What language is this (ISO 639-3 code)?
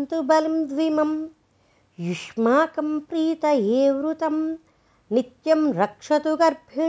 tel